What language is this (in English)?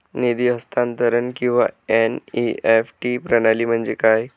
Marathi